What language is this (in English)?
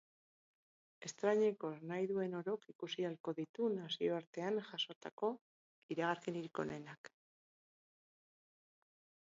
Basque